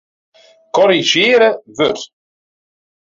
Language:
Western Frisian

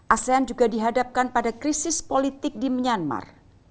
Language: Indonesian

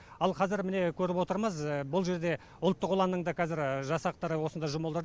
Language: Kazakh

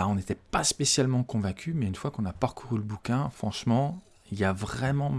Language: French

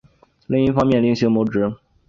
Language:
Chinese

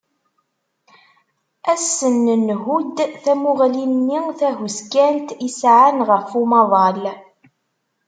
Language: Kabyle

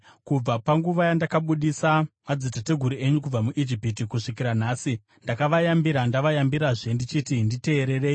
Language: Shona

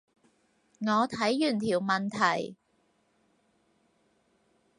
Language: Cantonese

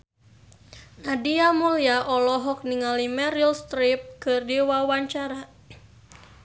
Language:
Sundanese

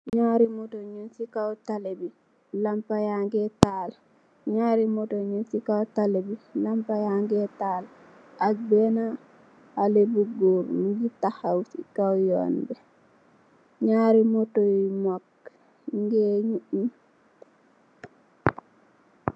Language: Wolof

